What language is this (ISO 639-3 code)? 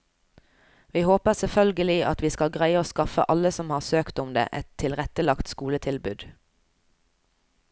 nor